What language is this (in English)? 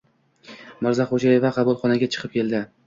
Uzbek